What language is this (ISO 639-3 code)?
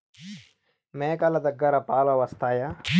tel